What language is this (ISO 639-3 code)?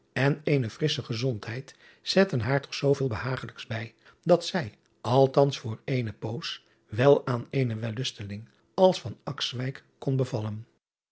nld